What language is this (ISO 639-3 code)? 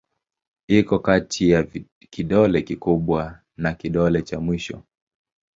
swa